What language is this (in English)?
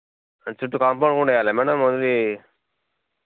Telugu